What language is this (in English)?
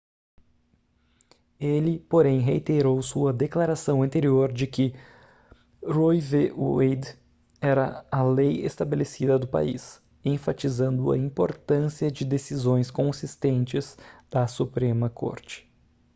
Portuguese